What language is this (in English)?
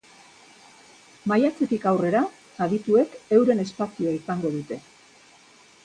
Basque